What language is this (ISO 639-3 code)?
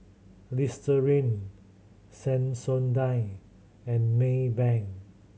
eng